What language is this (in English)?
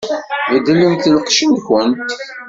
Kabyle